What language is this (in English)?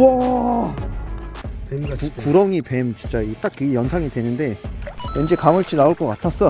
Korean